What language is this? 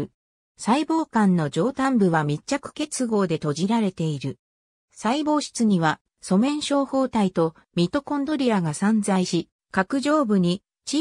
Japanese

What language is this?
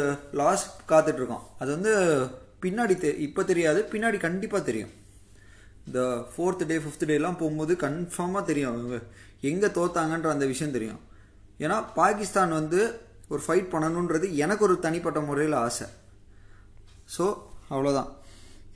Tamil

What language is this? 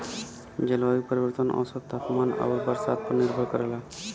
Bhojpuri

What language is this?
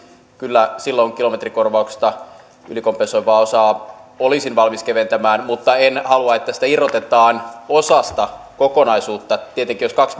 Finnish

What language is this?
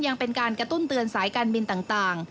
Thai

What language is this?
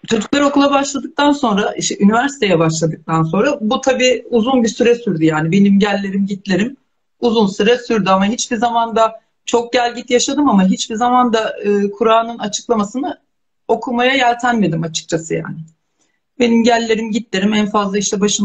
Turkish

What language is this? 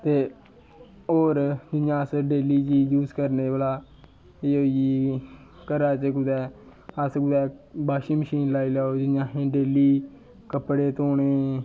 Dogri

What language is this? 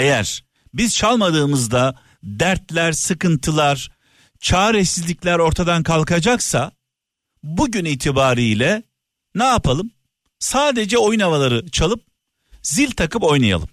Turkish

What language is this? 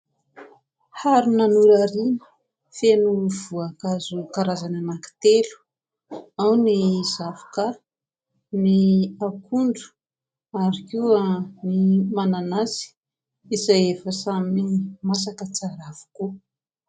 Malagasy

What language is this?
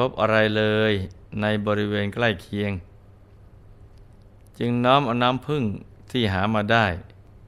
Thai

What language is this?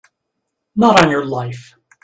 English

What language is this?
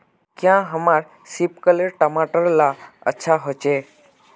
Magahi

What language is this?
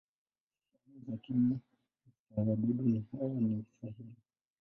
Swahili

